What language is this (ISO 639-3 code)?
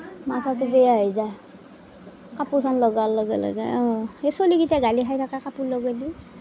asm